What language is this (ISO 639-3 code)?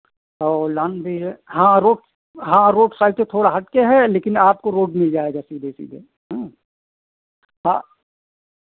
hin